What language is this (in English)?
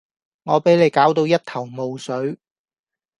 Cantonese